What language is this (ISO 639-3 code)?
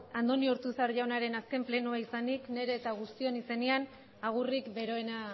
eus